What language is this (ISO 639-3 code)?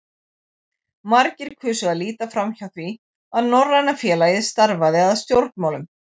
isl